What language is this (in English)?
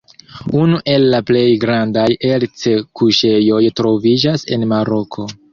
Esperanto